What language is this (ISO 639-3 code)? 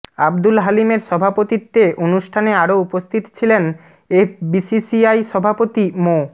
ben